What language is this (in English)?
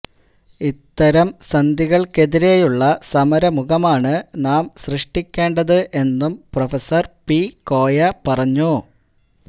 Malayalam